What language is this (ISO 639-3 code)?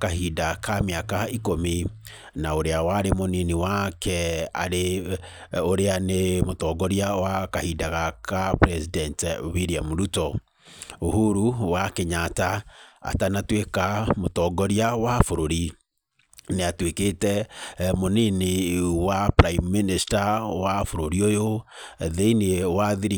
kik